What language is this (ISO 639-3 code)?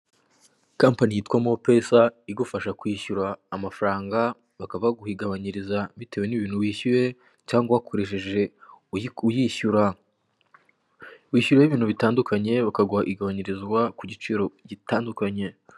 kin